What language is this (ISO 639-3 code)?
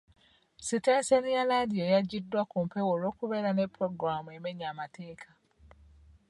lug